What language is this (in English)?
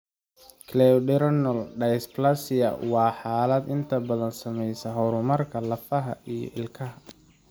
Somali